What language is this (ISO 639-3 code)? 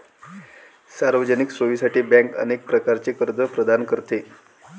mar